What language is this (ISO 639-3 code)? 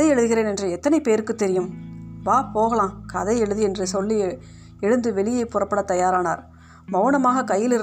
tam